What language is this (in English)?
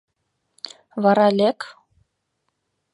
Mari